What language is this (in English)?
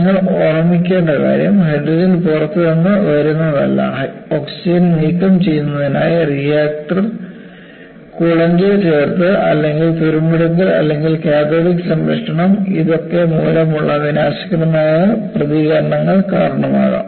Malayalam